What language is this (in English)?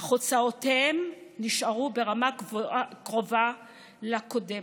Hebrew